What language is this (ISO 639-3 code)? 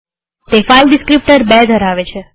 guj